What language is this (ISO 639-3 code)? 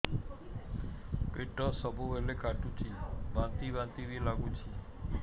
ori